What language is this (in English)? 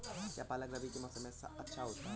Hindi